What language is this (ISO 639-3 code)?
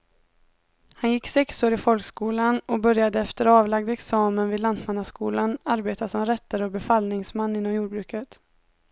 swe